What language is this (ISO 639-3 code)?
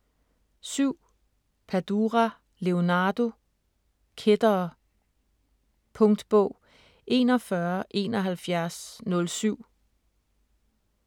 dan